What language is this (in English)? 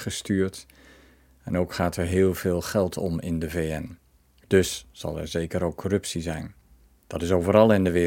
Dutch